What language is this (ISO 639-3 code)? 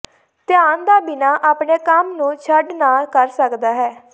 pan